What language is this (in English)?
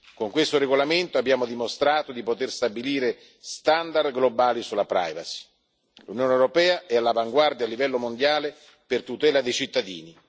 Italian